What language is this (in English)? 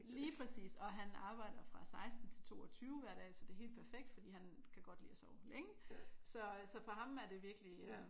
Danish